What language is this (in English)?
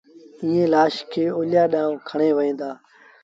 Sindhi Bhil